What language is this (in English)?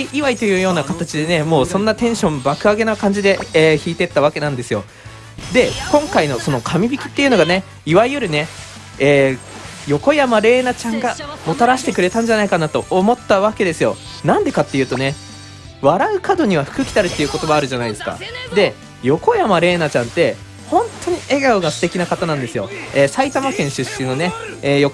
Japanese